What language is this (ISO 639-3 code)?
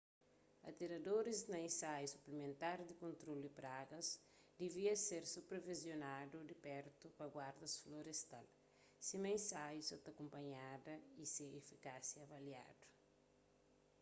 kea